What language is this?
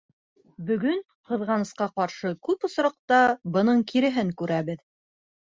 Bashkir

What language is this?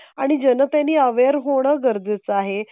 Marathi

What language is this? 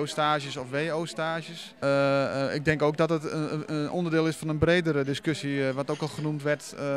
Dutch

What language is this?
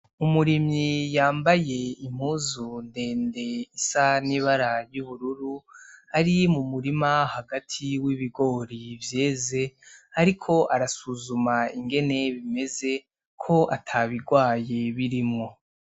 Rundi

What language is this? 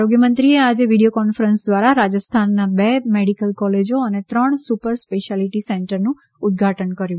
Gujarati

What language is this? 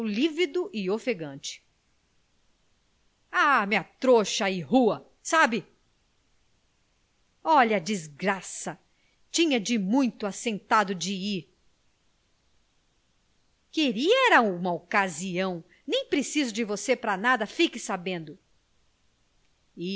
Portuguese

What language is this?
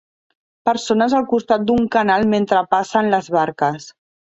Catalan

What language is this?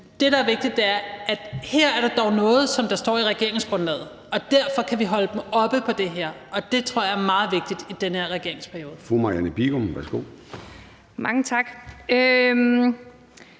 Danish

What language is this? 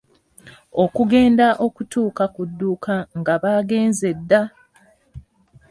Ganda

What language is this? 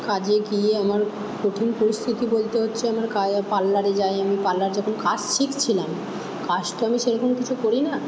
Bangla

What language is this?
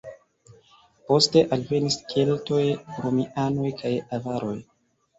Esperanto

